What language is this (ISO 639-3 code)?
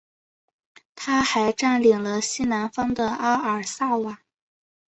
zho